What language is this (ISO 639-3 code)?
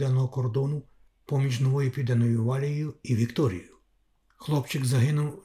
ukr